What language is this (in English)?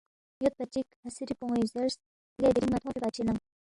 Balti